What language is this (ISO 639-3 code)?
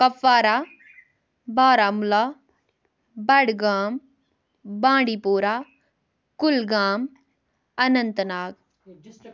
kas